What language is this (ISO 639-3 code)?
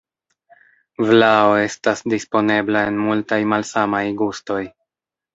epo